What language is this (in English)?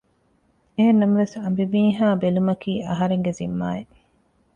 Divehi